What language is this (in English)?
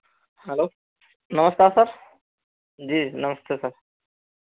Hindi